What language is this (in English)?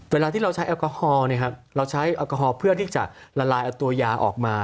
Thai